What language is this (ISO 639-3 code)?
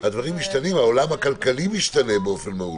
heb